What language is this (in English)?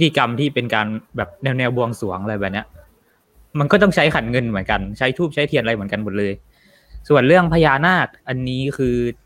Thai